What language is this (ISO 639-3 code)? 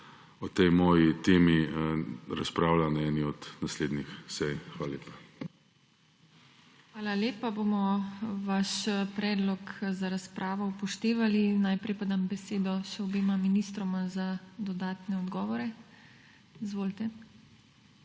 slv